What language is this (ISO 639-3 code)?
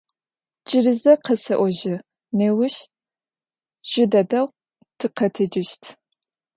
ady